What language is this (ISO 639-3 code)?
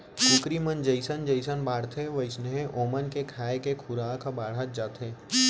hne